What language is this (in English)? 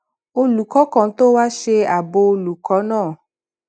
Yoruba